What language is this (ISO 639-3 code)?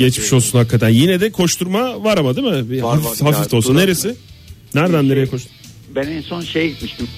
tur